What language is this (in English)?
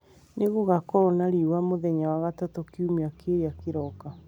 Kikuyu